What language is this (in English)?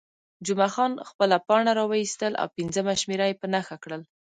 Pashto